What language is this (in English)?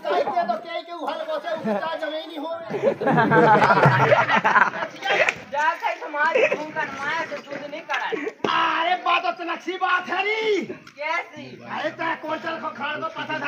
Arabic